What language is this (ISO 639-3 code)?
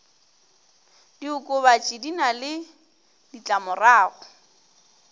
nso